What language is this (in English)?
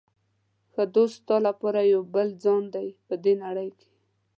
Pashto